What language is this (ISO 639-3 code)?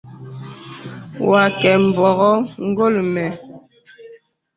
beb